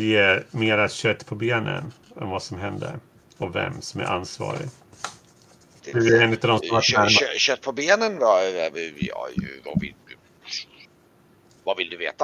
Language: Swedish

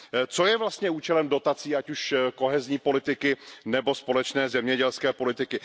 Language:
Czech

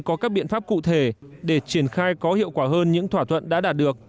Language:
Vietnamese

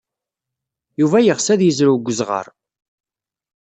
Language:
Kabyle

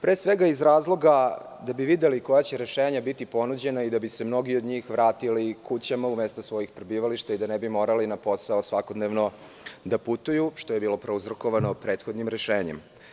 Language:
Serbian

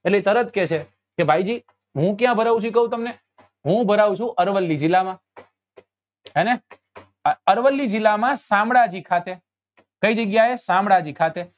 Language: Gujarati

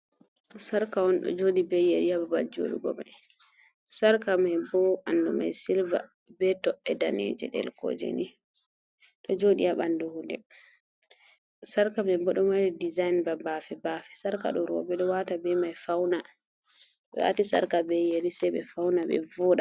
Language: Fula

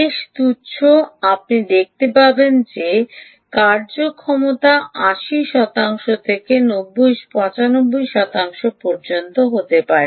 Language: Bangla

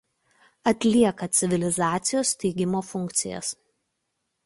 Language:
Lithuanian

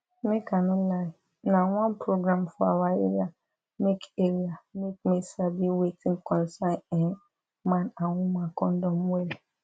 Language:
Nigerian Pidgin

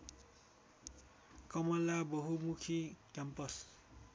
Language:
Nepali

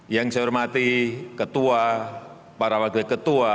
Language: Indonesian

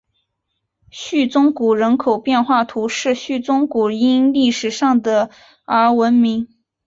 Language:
Chinese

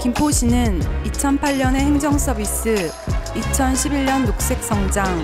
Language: Korean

